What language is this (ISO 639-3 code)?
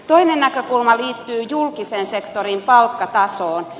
fin